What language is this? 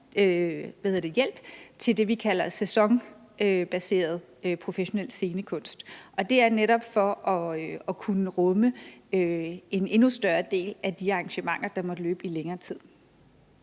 Danish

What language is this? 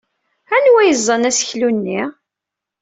Kabyle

